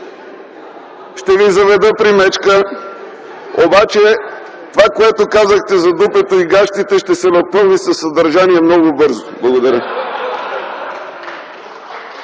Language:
Bulgarian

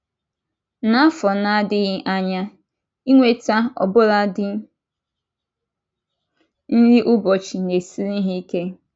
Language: Igbo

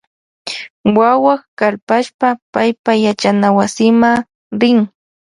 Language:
Loja Highland Quichua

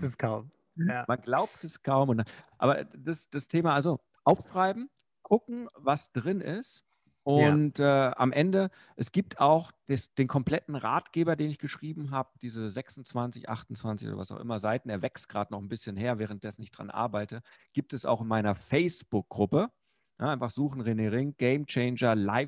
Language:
German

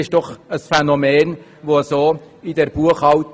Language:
Swiss German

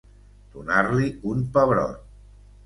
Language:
Catalan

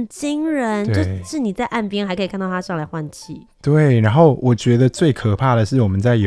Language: Chinese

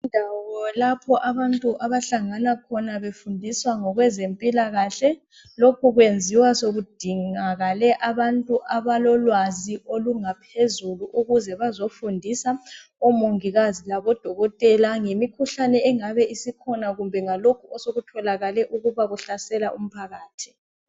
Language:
North Ndebele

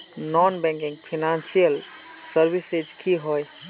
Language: Magahi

